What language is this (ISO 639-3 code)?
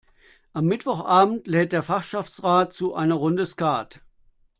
deu